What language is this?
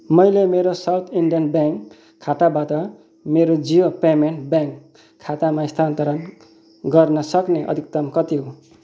Nepali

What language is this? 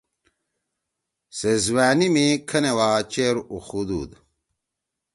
Torwali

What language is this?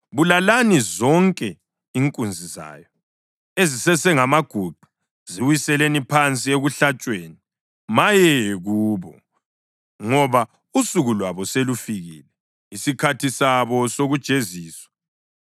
North Ndebele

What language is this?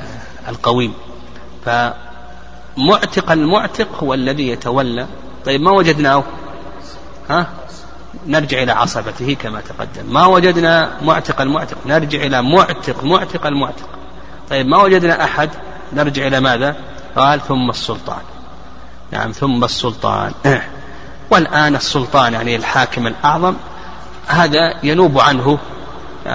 Arabic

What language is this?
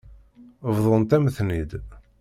Kabyle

